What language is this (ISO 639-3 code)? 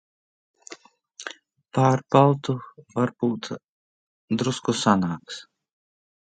lav